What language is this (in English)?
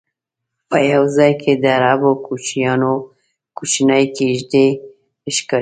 Pashto